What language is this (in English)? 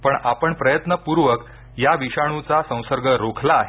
Marathi